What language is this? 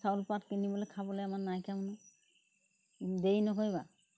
Assamese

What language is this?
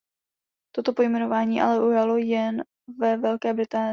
Czech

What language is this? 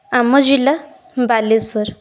Odia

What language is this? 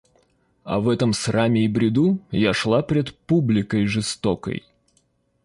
Russian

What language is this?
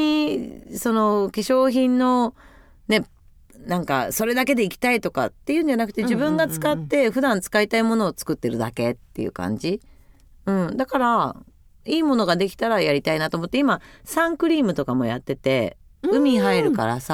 Japanese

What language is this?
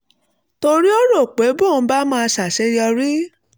Yoruba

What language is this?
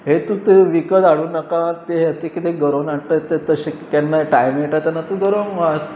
Konkani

